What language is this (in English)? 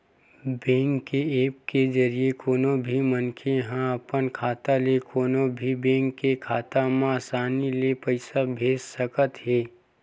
Chhattisgarhi